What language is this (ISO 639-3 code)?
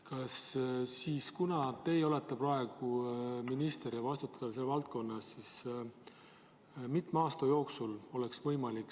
est